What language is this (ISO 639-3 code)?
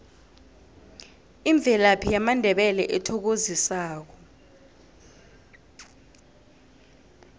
nbl